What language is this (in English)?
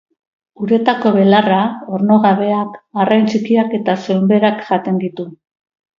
Basque